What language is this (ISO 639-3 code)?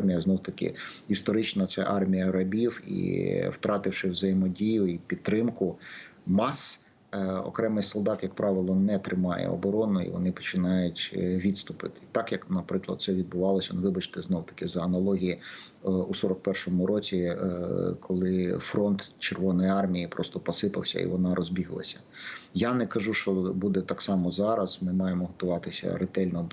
ukr